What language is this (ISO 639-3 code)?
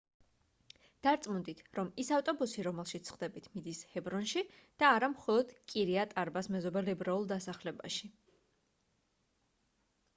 kat